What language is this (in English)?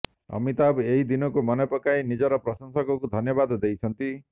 Odia